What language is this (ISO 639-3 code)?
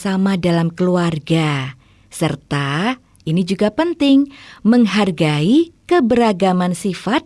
ind